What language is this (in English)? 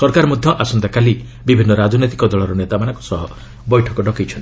Odia